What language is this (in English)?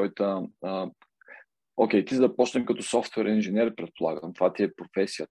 Bulgarian